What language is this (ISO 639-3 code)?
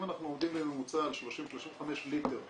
heb